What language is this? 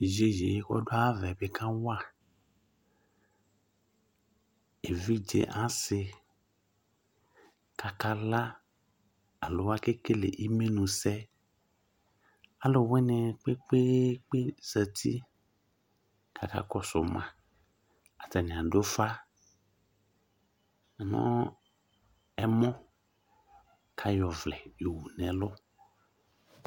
Ikposo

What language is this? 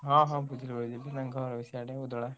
Odia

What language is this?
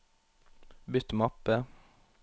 Norwegian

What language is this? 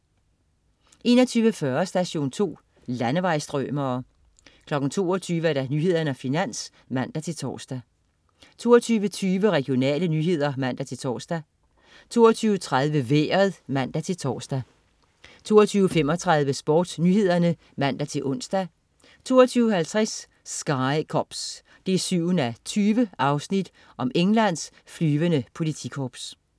Danish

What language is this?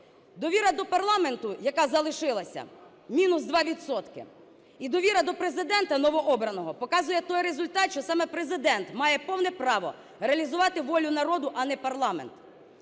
Ukrainian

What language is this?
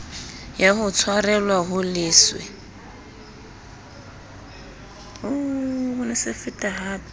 Southern Sotho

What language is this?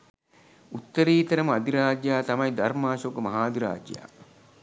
Sinhala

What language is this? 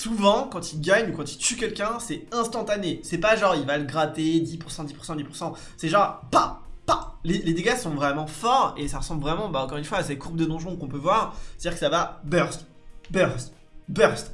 French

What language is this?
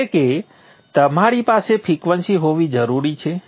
Gujarati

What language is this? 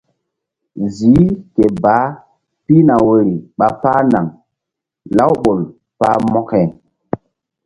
Mbum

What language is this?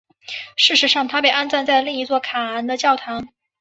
Chinese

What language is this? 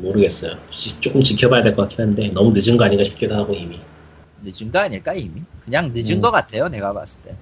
Korean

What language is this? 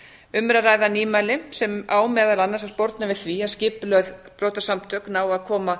Icelandic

